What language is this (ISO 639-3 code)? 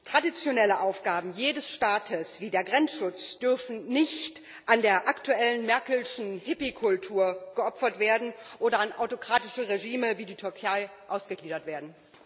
deu